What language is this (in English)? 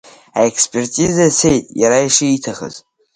Abkhazian